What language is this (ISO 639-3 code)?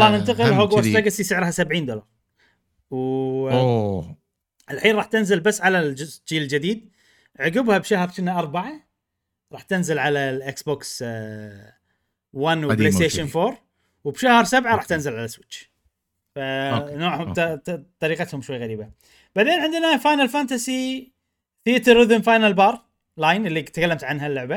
ara